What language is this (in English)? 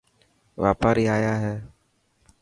Dhatki